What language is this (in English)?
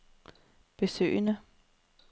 Danish